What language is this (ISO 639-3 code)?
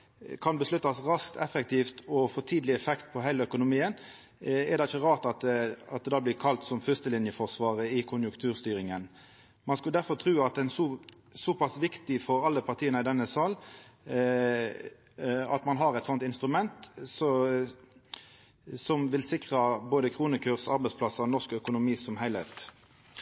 nno